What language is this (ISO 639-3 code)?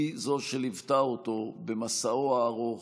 heb